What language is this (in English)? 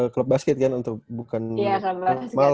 Indonesian